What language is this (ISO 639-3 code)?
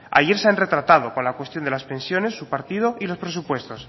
spa